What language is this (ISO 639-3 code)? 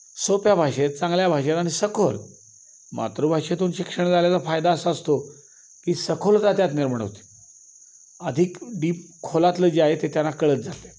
mar